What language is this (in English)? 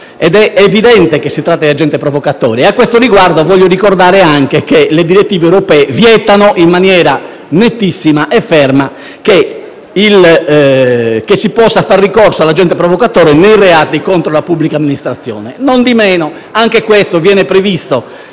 Italian